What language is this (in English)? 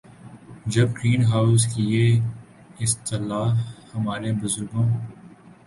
Urdu